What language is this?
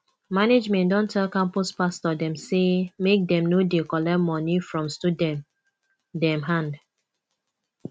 Nigerian Pidgin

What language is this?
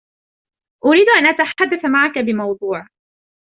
Arabic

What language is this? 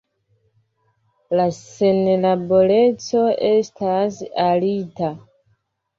Esperanto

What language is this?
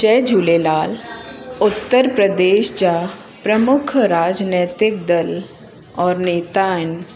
Sindhi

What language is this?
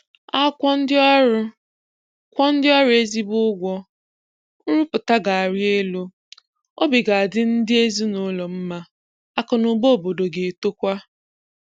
Igbo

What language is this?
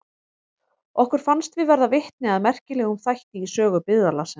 Icelandic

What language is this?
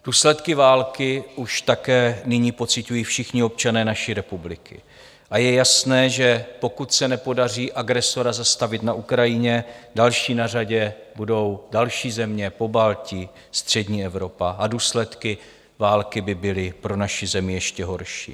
Czech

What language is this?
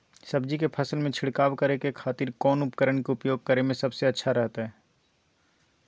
Magahi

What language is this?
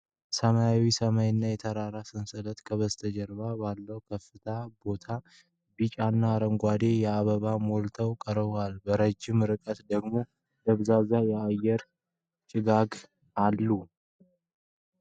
Amharic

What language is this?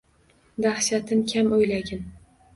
Uzbek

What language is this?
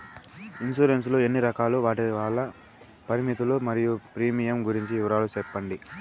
Telugu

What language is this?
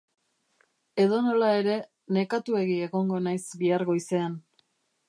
Basque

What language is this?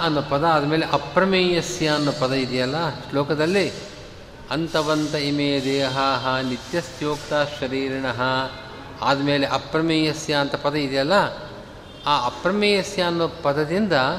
Kannada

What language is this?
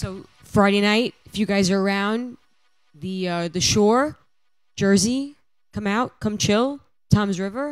English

